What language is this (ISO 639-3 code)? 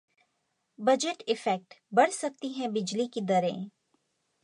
hin